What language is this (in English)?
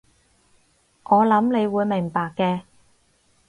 Cantonese